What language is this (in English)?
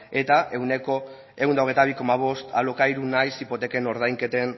Basque